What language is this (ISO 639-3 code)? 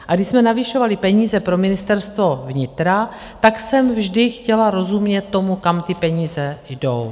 ces